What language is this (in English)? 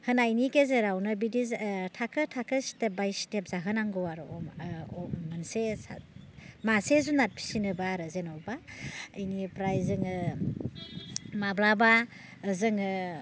Bodo